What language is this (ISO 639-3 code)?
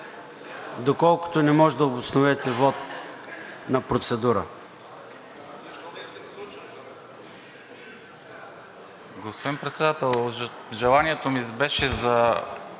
bul